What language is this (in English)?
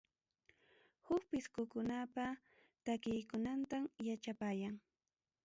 Ayacucho Quechua